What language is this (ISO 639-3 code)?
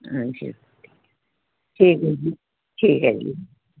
pan